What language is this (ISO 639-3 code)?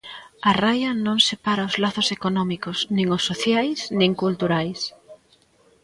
glg